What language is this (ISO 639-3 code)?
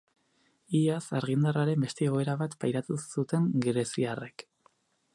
eus